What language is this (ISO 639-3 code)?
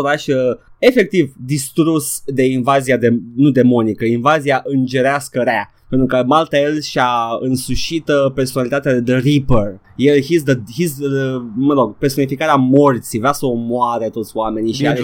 ron